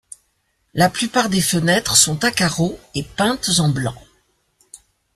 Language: French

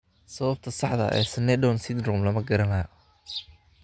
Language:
Somali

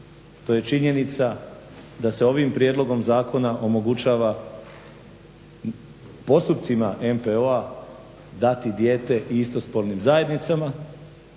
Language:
Croatian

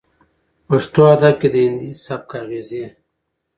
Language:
Pashto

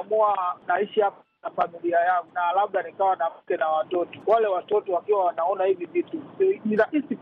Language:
Swahili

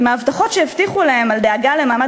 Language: Hebrew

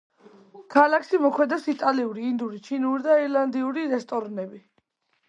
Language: Georgian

